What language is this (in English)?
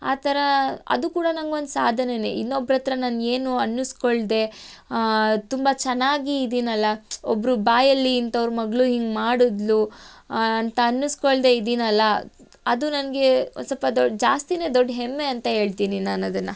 Kannada